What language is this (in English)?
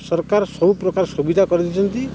Odia